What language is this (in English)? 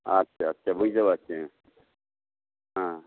Bangla